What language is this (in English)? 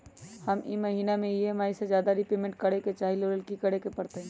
Magahi